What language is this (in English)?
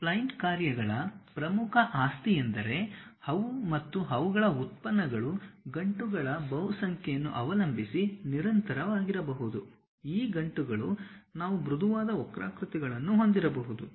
Kannada